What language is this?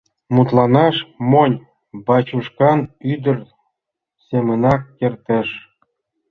Mari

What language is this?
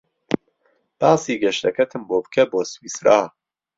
Central Kurdish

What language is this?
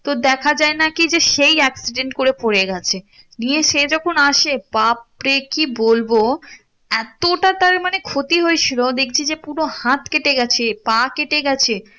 Bangla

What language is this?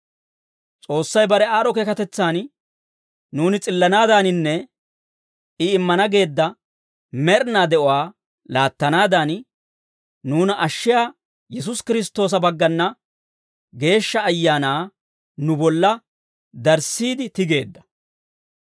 Dawro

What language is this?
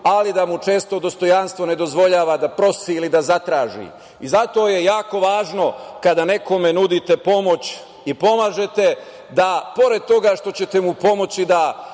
Serbian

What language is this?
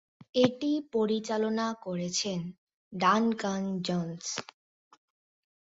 Bangla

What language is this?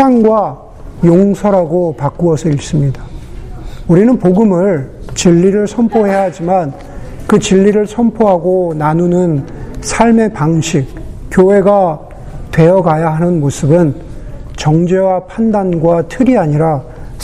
Korean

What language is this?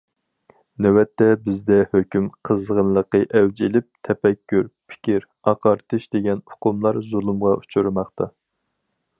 Uyghur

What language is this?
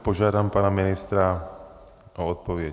Czech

